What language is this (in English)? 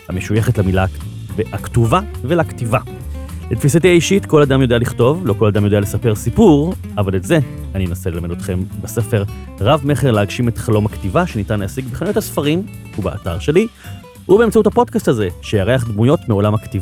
Hebrew